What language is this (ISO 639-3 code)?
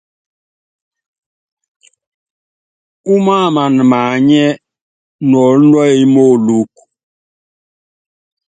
yav